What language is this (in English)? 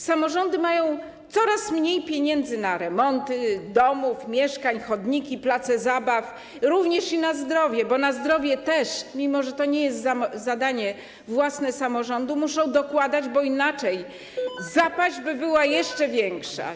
Polish